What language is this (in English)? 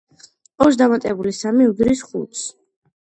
Georgian